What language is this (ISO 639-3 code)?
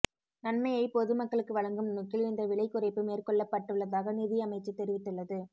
tam